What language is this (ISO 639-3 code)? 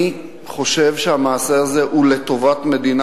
heb